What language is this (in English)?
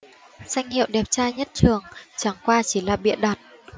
Vietnamese